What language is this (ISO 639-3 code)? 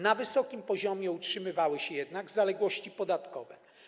pol